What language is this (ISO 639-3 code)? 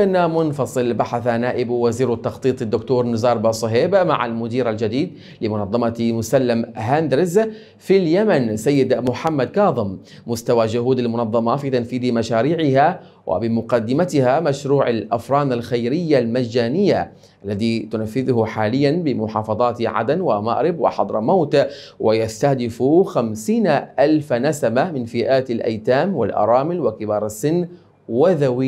ara